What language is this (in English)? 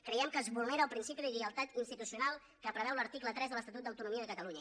Catalan